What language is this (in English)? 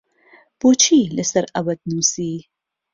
Central Kurdish